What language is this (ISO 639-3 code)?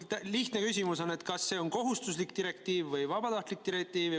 est